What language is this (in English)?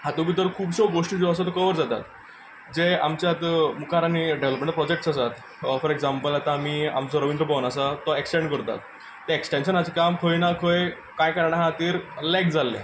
Konkani